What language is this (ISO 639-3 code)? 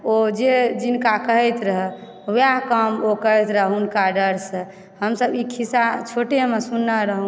mai